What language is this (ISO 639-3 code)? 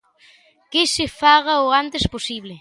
glg